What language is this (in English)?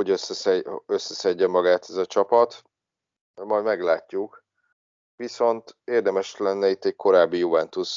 Hungarian